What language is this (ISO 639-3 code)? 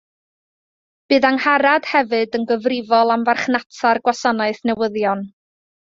cym